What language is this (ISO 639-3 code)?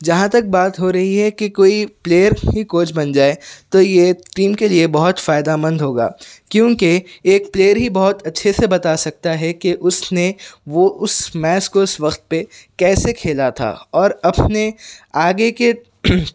urd